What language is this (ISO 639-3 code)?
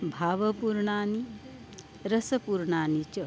san